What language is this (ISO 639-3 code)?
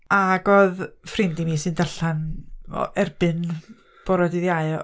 cym